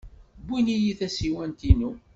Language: Kabyle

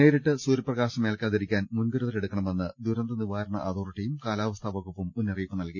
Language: Malayalam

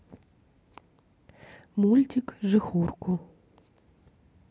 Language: Russian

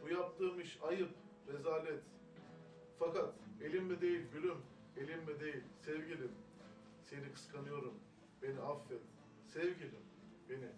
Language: Turkish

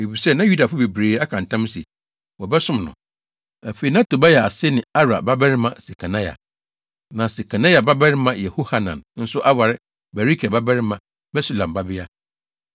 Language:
Akan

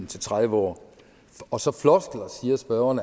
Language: Danish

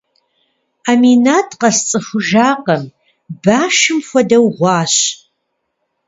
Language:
Kabardian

